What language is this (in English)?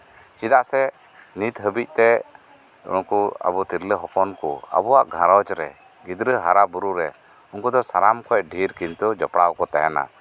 Santali